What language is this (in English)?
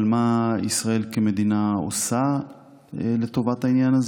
Hebrew